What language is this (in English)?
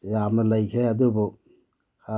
Manipuri